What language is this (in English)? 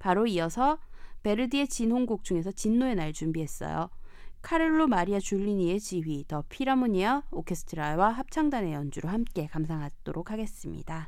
Korean